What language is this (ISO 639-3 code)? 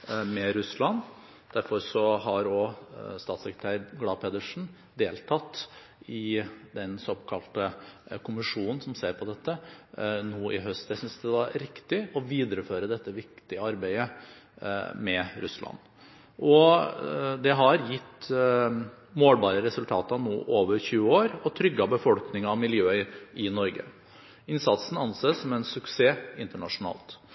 nob